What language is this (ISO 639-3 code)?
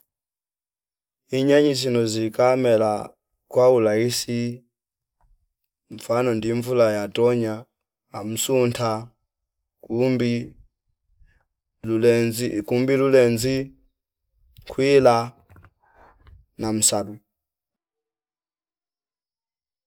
fip